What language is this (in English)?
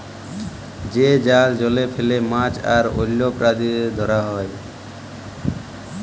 Bangla